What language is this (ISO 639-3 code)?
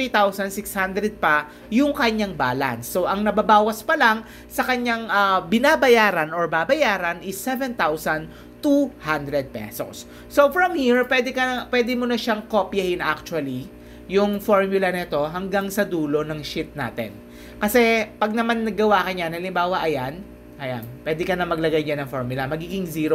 fil